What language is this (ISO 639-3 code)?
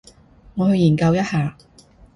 yue